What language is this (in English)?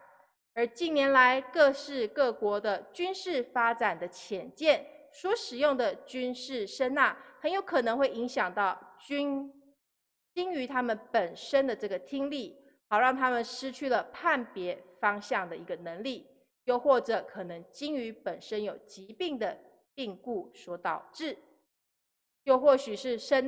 Chinese